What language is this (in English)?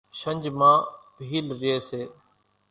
Kachi Koli